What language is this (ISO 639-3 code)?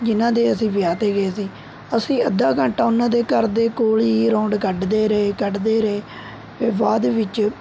pan